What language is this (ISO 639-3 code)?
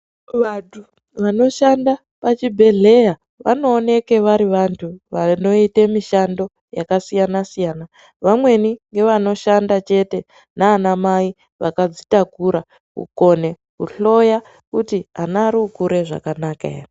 ndc